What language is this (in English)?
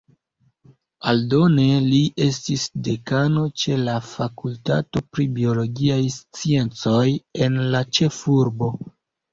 Esperanto